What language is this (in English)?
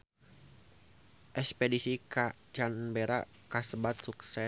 Sundanese